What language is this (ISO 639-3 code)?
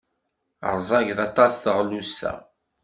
kab